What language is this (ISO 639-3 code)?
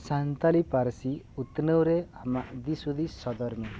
sat